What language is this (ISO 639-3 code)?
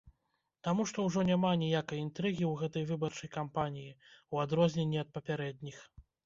bel